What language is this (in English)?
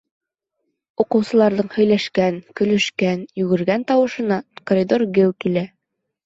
Bashkir